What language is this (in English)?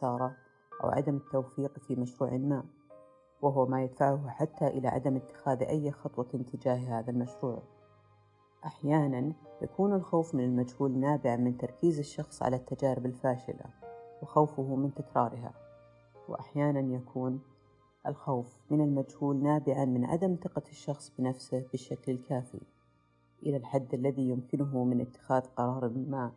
Arabic